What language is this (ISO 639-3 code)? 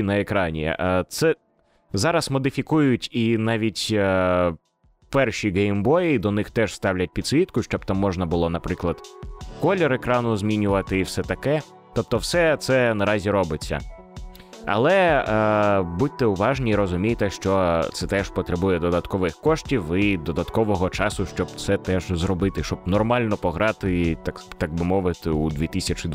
ukr